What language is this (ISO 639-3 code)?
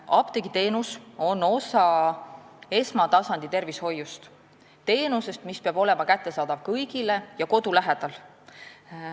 est